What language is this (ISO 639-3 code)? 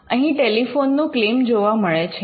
guj